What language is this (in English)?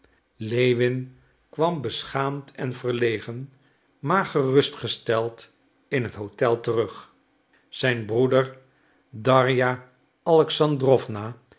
Dutch